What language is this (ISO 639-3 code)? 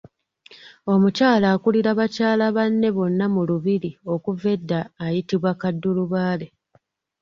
lug